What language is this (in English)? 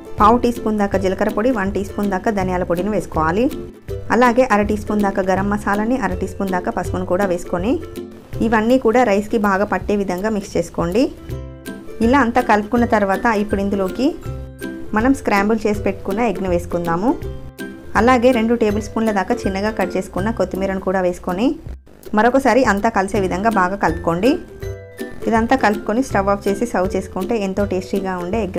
Telugu